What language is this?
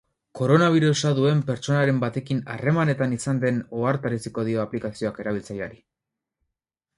Basque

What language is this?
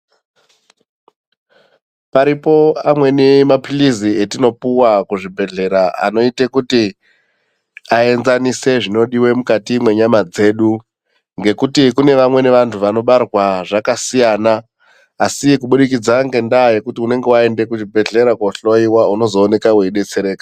Ndau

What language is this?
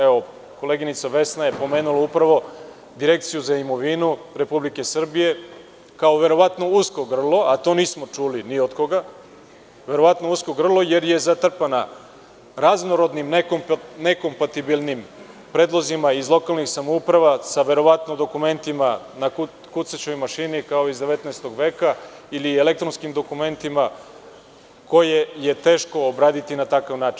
Serbian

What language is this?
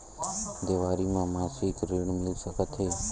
Chhattisgarhi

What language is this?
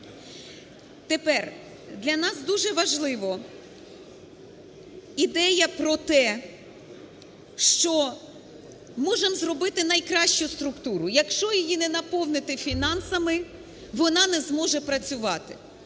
Ukrainian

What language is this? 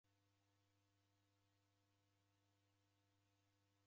Taita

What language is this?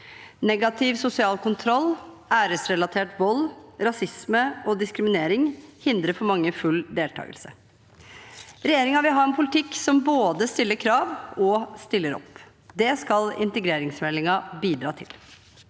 Norwegian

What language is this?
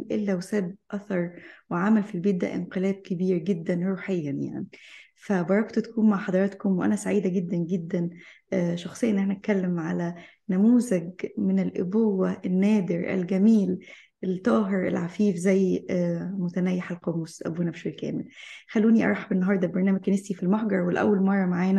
Arabic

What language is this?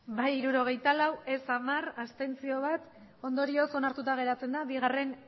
Basque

